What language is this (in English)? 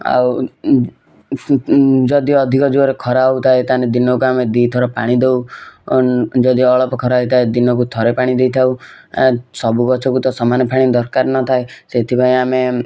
Odia